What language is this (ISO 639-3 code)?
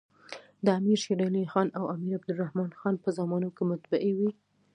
pus